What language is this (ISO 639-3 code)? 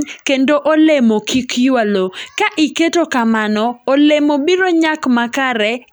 luo